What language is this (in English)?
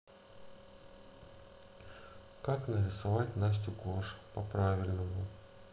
Russian